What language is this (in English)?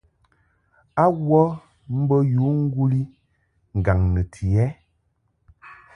Mungaka